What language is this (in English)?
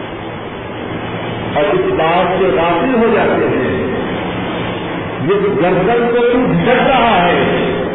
Urdu